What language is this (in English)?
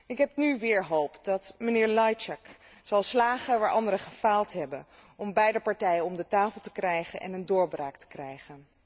Dutch